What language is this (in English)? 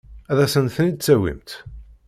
Kabyle